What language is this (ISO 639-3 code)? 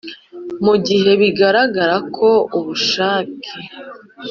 kin